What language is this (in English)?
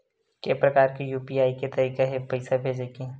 Chhattisgarhi